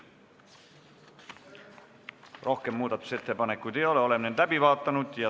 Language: Estonian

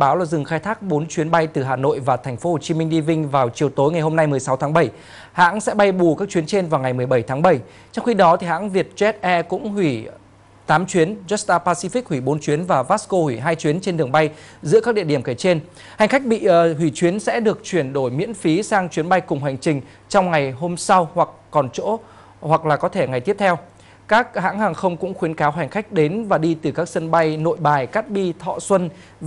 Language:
Vietnamese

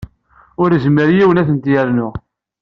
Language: Kabyle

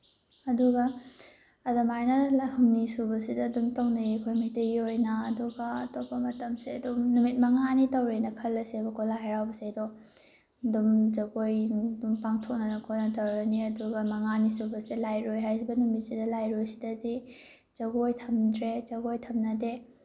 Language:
Manipuri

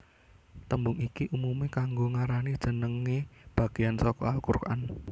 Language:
Javanese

